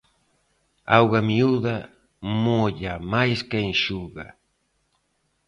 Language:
Galician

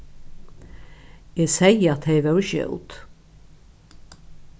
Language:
Faroese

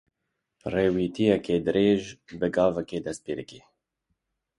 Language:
Kurdish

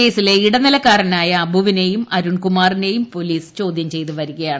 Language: Malayalam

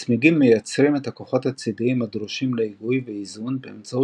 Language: Hebrew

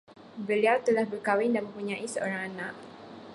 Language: Malay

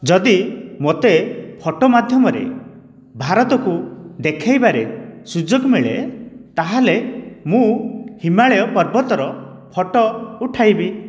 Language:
Odia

